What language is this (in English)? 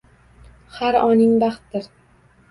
Uzbek